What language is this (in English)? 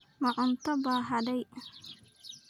Somali